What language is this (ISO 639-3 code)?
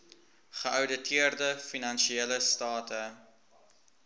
afr